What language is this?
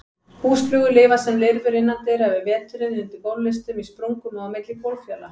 Icelandic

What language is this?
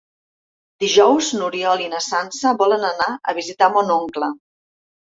Catalan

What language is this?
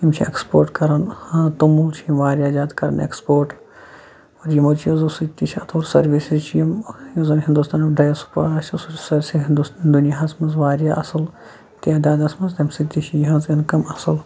Kashmiri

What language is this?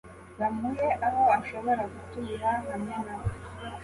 Kinyarwanda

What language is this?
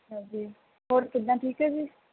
Punjabi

